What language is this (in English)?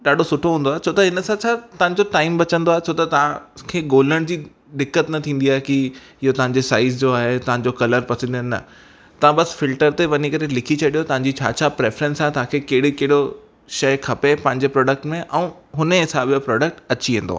Sindhi